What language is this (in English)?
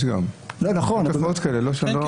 Hebrew